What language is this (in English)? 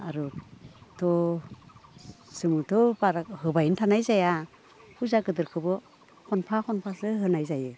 Bodo